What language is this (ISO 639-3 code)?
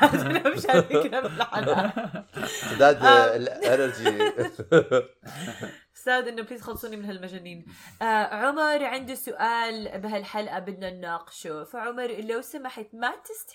ara